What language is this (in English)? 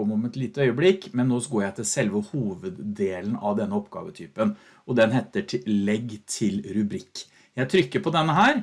Norwegian